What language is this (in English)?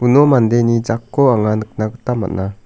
Garo